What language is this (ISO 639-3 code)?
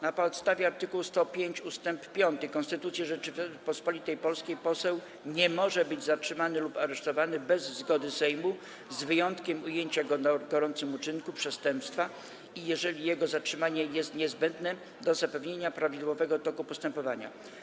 pol